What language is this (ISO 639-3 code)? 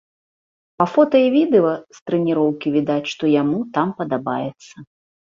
bel